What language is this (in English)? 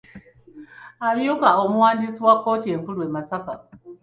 Ganda